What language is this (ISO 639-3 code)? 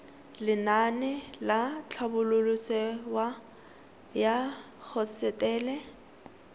tsn